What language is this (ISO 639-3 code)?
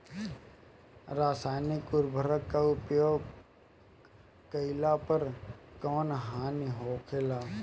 bho